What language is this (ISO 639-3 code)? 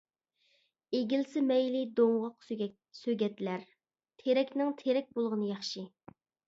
uig